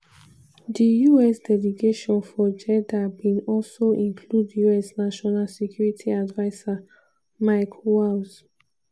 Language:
Nigerian Pidgin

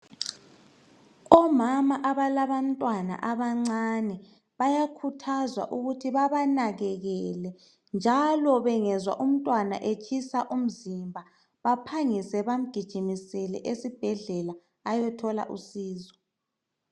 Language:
North Ndebele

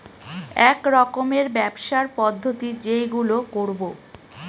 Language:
Bangla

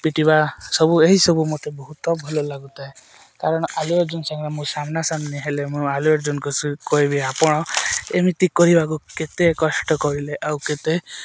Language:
Odia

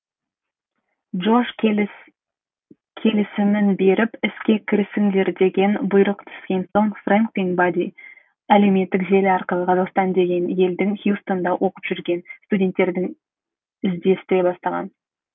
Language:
Kazakh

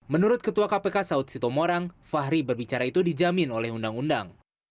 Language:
Indonesian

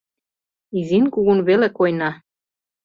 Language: Mari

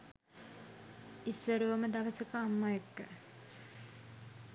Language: Sinhala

